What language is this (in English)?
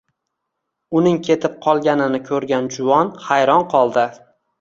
Uzbek